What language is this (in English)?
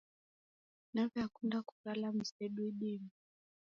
Taita